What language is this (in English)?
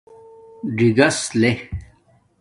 Domaaki